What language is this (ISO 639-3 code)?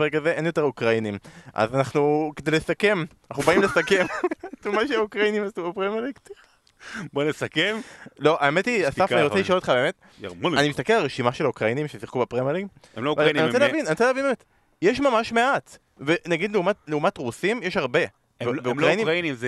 heb